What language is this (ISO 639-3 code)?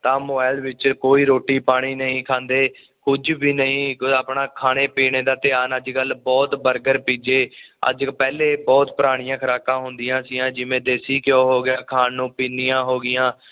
pan